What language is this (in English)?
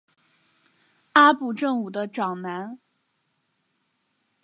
Chinese